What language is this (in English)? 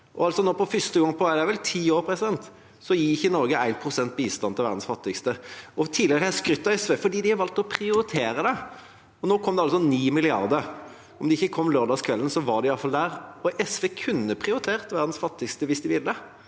Norwegian